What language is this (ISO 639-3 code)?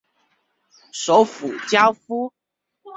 zho